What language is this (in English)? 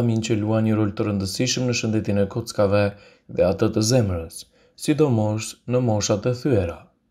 Romanian